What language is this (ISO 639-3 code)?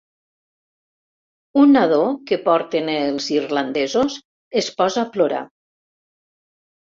cat